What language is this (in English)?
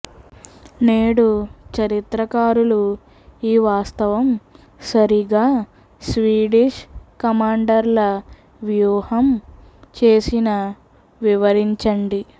Telugu